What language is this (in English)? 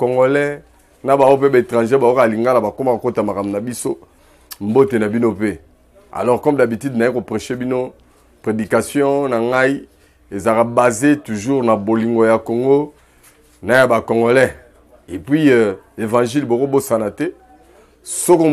French